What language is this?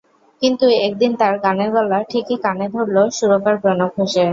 Bangla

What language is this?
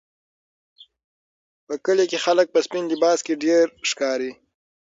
Pashto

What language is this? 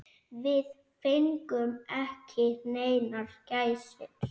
Icelandic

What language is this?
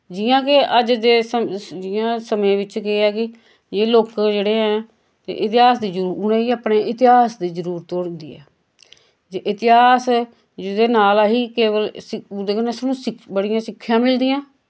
Dogri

